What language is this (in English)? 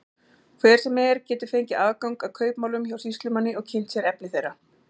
Icelandic